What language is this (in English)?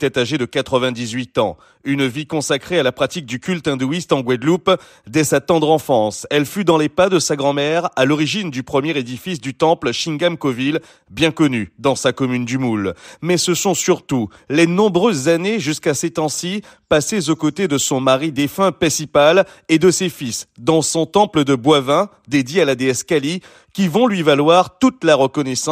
French